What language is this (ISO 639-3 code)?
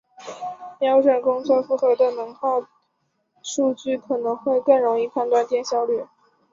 zho